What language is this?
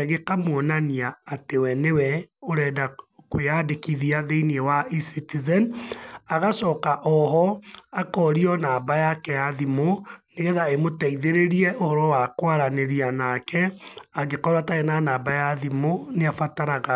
Kikuyu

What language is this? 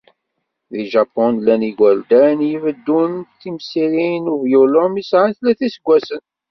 Kabyle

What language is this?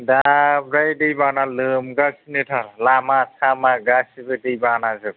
Bodo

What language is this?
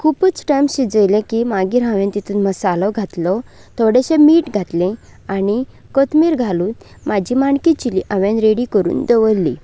Konkani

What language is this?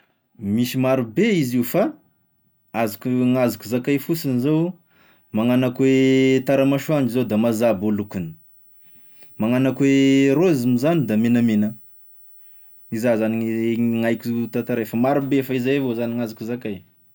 Tesaka Malagasy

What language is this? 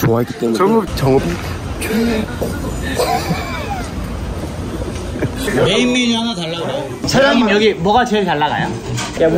Korean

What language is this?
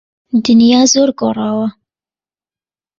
Central Kurdish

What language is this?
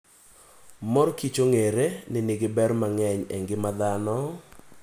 Luo (Kenya and Tanzania)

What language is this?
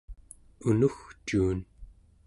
Central Yupik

